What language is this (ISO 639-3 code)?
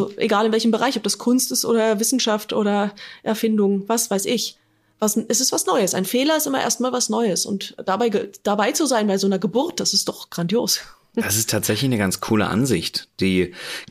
deu